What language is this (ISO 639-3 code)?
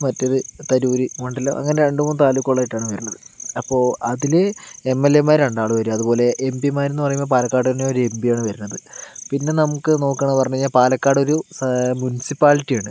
mal